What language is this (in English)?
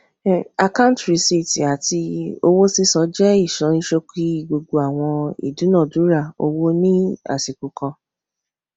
Yoruba